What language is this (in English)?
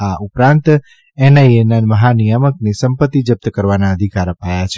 Gujarati